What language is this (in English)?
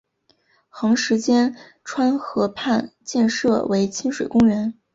Chinese